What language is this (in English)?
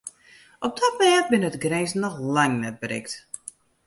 Western Frisian